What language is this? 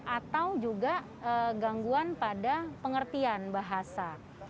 Indonesian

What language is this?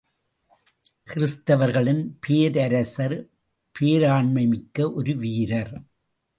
Tamil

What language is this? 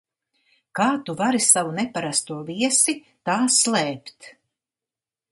Latvian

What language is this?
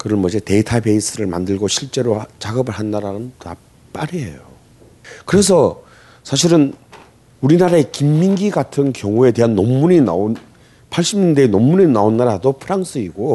Korean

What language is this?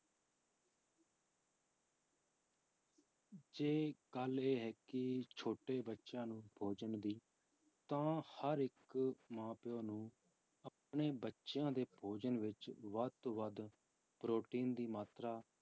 Punjabi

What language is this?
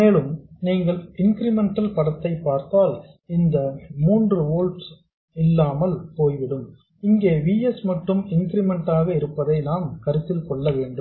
Tamil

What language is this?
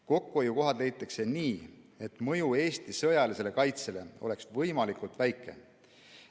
Estonian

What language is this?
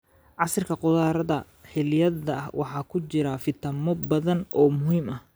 Somali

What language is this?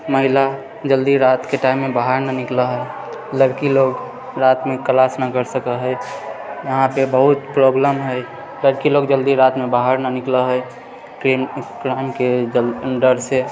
Maithili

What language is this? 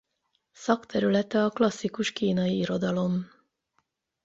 Hungarian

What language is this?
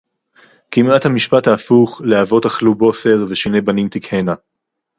Hebrew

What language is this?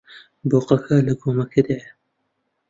Central Kurdish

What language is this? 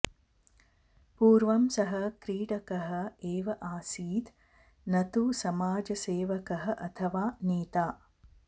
Sanskrit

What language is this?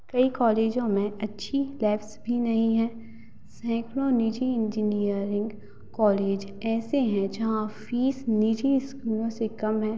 Hindi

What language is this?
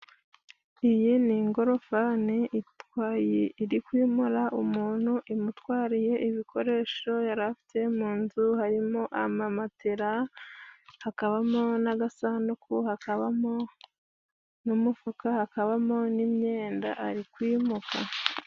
Kinyarwanda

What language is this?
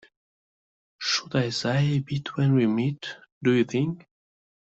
English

